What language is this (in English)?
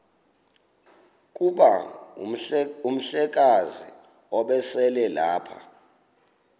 Xhosa